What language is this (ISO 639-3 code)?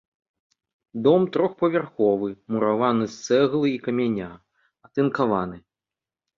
bel